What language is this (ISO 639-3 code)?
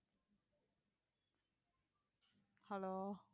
tam